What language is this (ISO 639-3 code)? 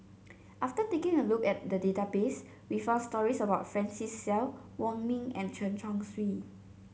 eng